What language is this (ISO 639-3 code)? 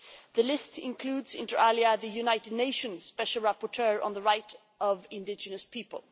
eng